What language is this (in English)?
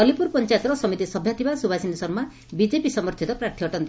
Odia